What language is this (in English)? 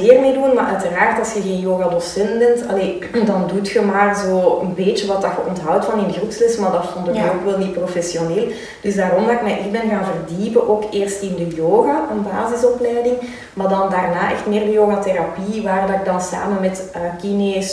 Dutch